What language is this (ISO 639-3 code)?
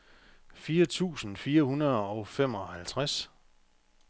dan